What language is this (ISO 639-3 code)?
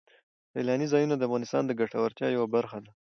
pus